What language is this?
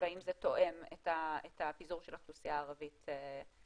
Hebrew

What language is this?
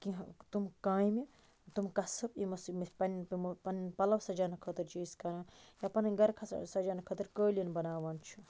Kashmiri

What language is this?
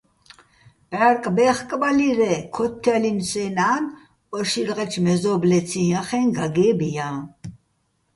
Bats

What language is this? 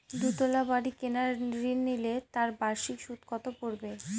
Bangla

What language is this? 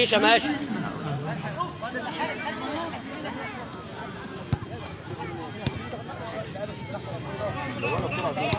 Arabic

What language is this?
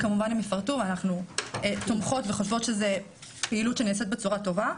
Hebrew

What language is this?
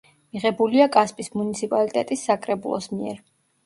Georgian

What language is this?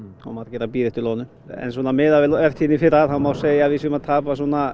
Icelandic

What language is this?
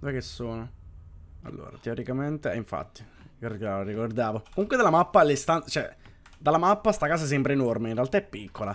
Italian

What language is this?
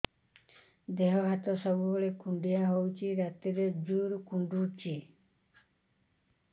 Odia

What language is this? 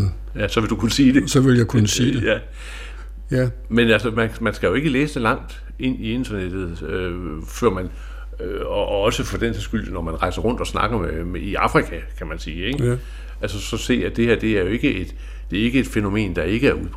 Danish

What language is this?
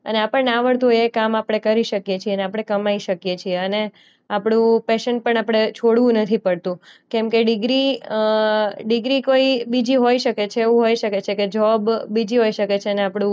Gujarati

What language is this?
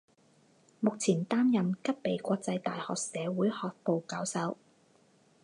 Chinese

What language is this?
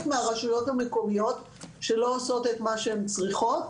Hebrew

